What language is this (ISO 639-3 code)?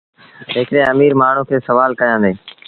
sbn